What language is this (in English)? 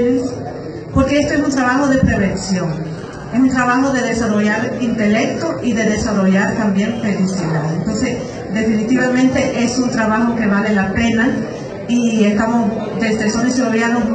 Spanish